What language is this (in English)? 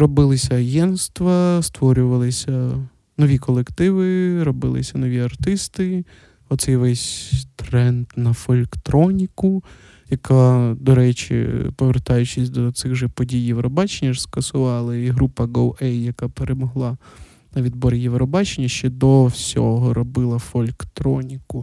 Ukrainian